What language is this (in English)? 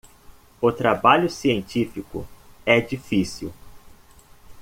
Portuguese